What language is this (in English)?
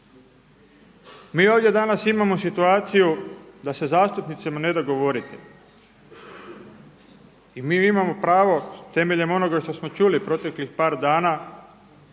Croatian